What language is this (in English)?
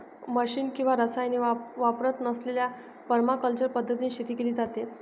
Marathi